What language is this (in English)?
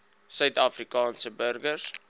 Afrikaans